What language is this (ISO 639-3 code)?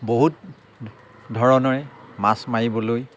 asm